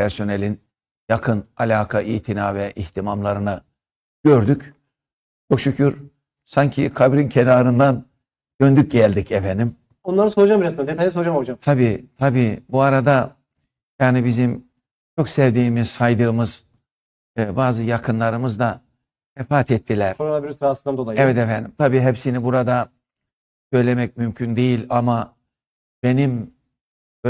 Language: Turkish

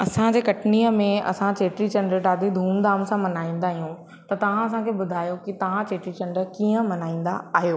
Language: Sindhi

